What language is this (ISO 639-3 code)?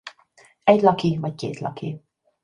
hun